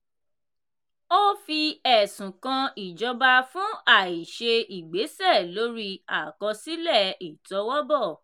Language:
Yoruba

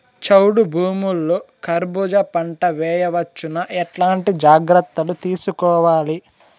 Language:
Telugu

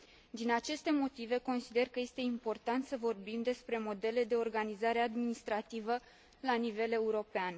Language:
Romanian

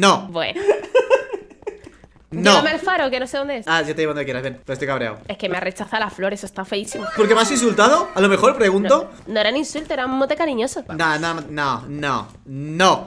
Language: Spanish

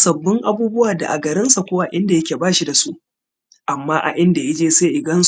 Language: Hausa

